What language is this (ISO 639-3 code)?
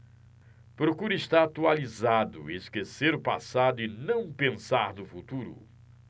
por